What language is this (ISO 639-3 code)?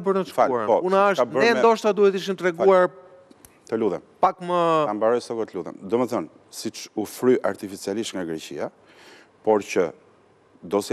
ron